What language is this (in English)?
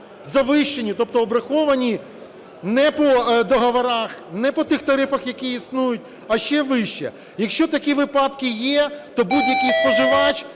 Ukrainian